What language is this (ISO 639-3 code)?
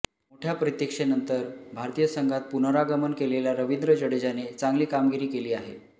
mar